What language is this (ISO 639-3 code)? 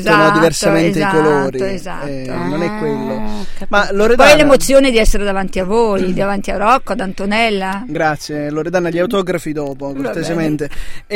ita